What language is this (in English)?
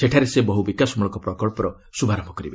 Odia